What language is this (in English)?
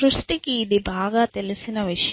Telugu